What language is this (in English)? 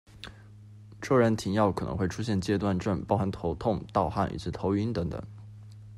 Chinese